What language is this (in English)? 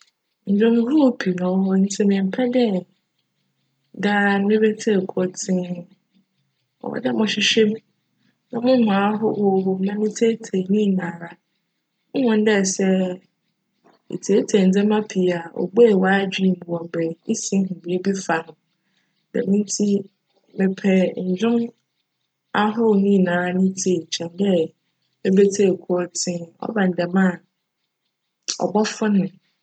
Akan